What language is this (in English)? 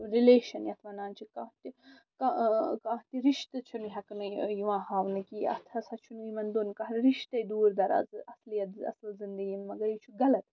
Kashmiri